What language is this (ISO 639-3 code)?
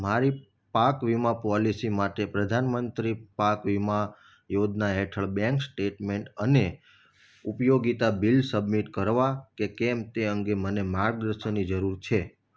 guj